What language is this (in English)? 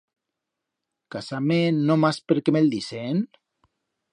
Aragonese